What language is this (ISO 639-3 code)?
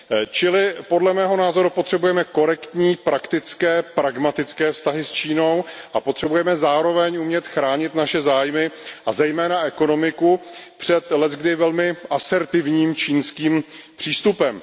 ces